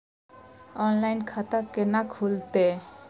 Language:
Maithili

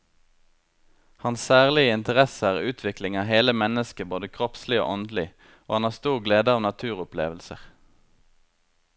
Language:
Norwegian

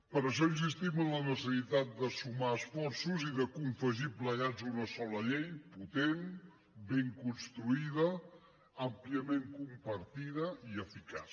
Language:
Catalan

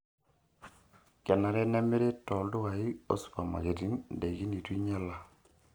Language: Masai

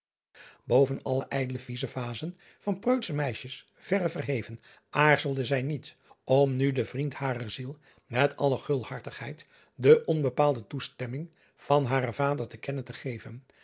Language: Dutch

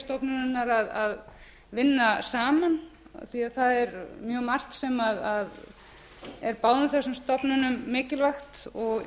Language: Icelandic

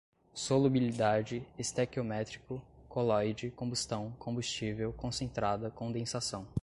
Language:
Portuguese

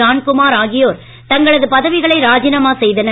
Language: Tamil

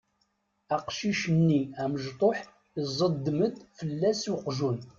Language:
Kabyle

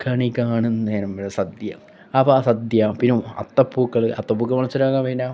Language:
Malayalam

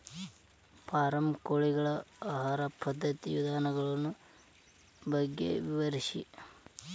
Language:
Kannada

